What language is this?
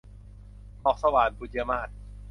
Thai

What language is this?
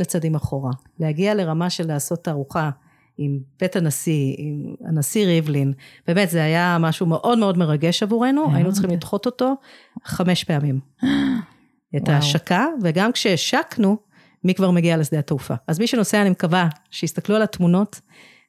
Hebrew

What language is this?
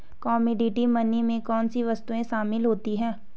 Hindi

